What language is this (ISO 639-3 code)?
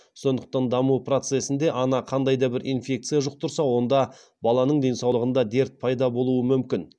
kaz